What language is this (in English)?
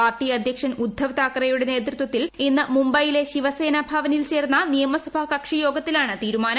Malayalam